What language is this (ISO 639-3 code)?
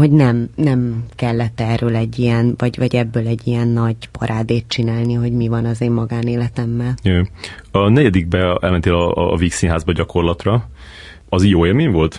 hun